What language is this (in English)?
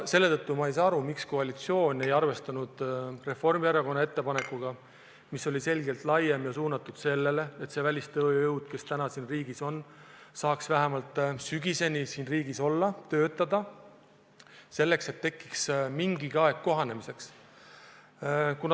Estonian